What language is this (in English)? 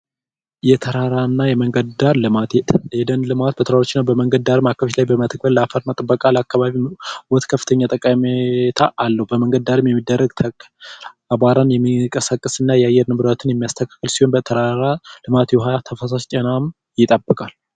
Amharic